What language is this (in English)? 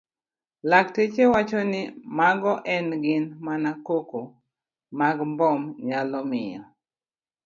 Luo (Kenya and Tanzania)